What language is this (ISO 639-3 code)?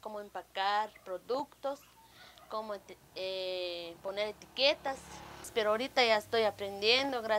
spa